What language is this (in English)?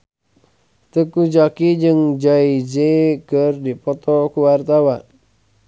Sundanese